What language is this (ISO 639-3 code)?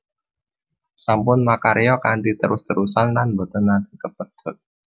jav